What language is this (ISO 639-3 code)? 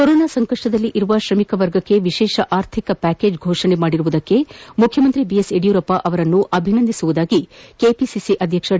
kan